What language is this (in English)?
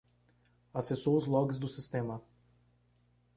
Portuguese